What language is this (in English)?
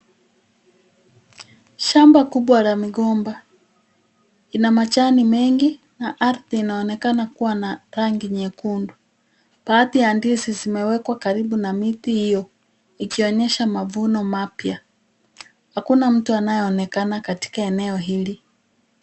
Swahili